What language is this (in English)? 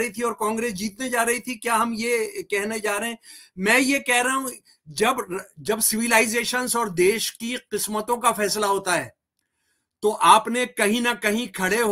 Hindi